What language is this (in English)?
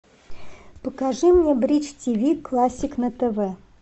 Russian